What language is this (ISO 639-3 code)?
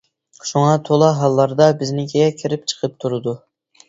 uig